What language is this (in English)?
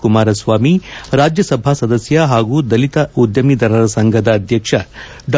Kannada